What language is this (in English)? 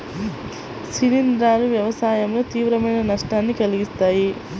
Telugu